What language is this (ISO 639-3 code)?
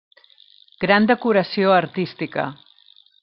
cat